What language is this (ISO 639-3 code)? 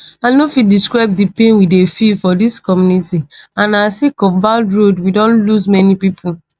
pcm